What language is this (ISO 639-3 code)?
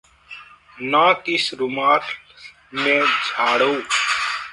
hin